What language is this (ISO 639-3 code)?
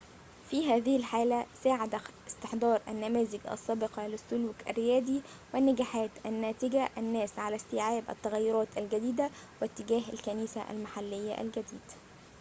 ara